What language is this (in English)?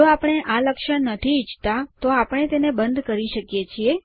Gujarati